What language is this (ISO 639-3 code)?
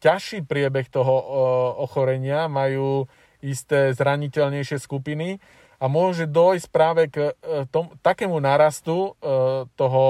slk